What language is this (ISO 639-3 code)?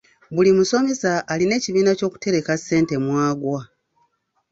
lug